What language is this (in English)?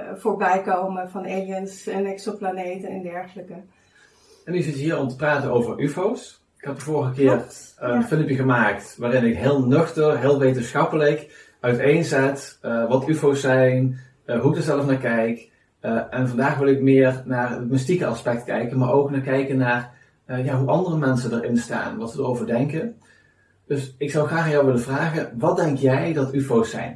Dutch